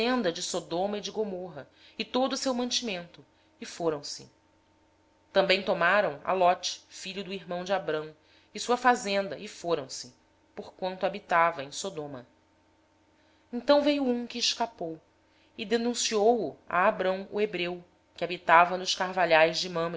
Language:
Portuguese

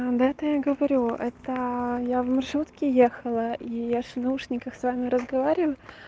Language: Russian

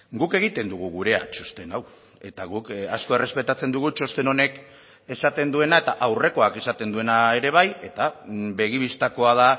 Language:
Basque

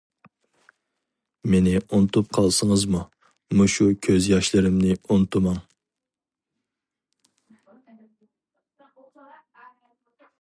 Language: Uyghur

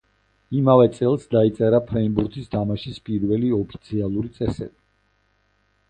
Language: Georgian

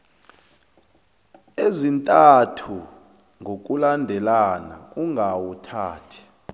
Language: South Ndebele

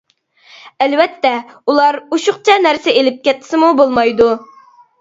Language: Uyghur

